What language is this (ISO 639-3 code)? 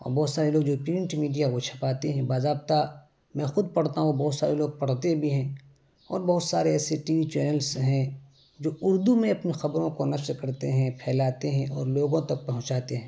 urd